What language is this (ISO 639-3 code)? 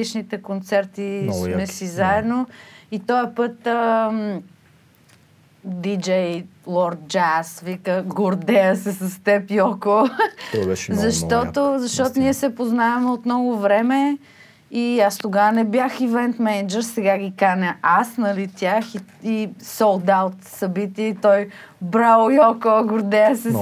bul